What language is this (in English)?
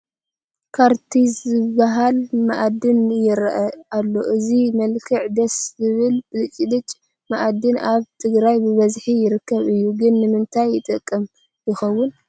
Tigrinya